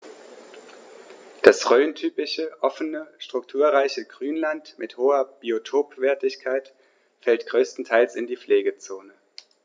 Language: German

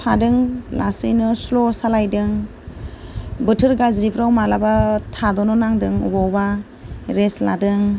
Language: Bodo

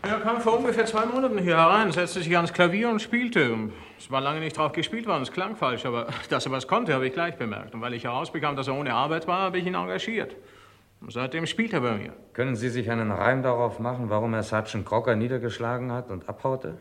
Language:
German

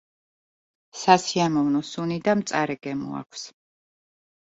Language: Georgian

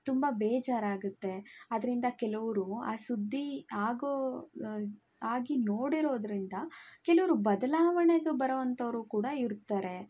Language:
Kannada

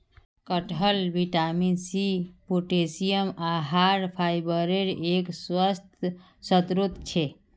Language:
Magahi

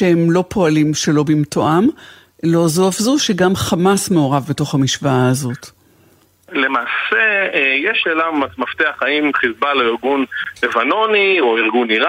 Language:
Hebrew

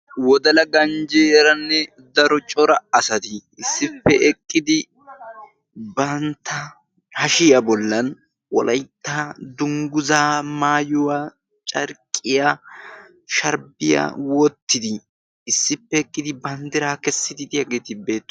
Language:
Wolaytta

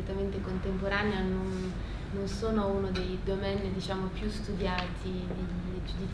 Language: Italian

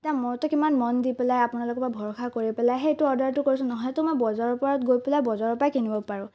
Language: Assamese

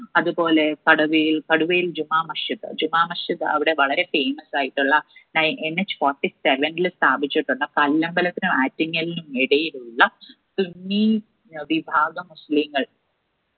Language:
Malayalam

